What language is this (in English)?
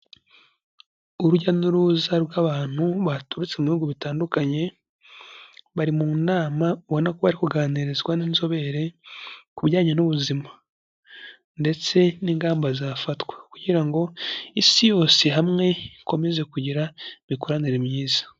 Kinyarwanda